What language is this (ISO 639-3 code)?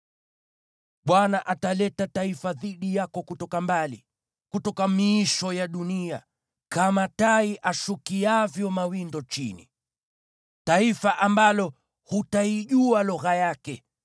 swa